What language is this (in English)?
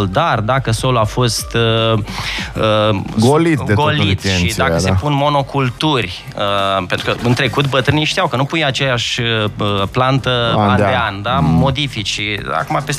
Romanian